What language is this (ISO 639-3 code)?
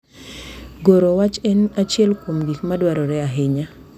luo